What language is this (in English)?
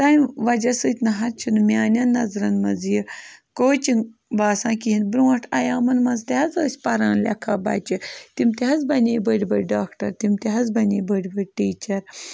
Kashmiri